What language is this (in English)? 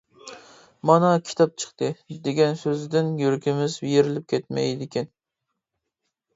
Uyghur